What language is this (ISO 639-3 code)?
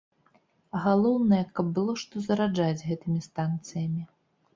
bel